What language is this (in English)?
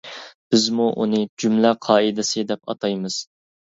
Uyghur